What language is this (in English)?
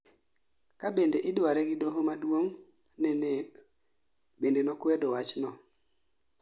Luo (Kenya and Tanzania)